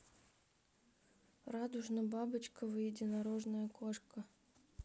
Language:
Russian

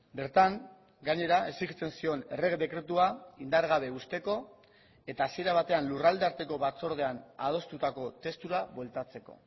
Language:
Basque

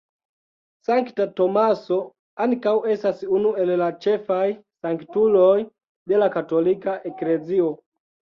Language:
Esperanto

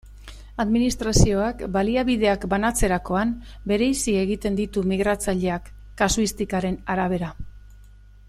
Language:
Basque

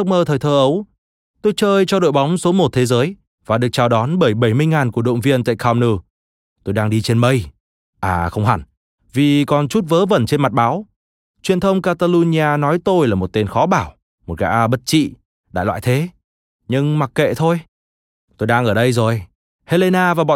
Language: Vietnamese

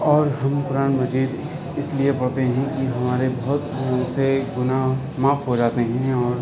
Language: Urdu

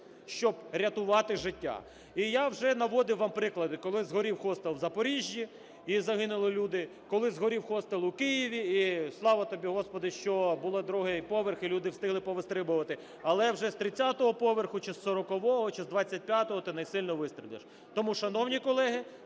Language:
Ukrainian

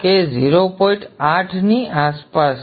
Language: Gujarati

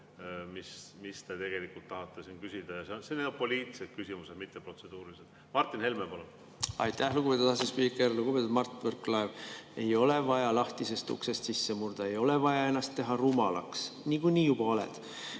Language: Estonian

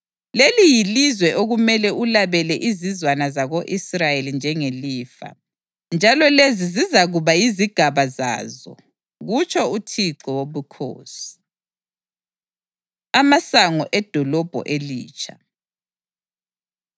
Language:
North Ndebele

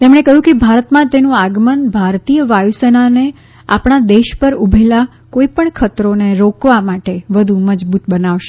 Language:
Gujarati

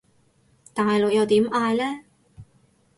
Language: Cantonese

